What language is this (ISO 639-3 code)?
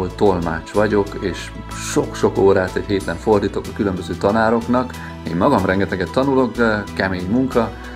hun